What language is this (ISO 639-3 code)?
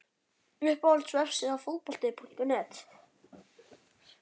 isl